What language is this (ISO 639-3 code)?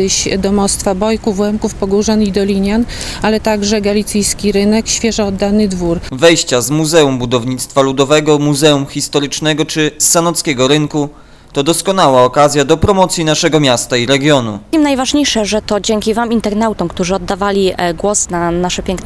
pol